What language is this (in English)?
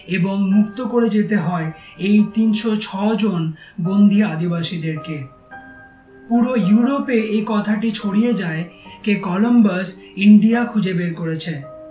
Bangla